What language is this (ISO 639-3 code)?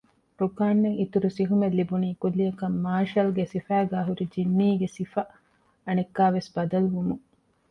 div